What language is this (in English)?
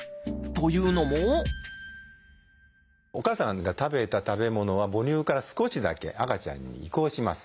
Japanese